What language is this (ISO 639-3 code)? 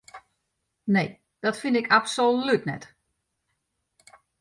fry